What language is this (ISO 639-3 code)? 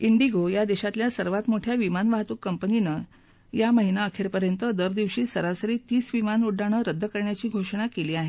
mar